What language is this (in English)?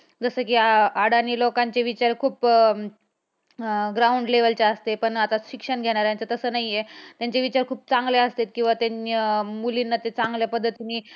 Marathi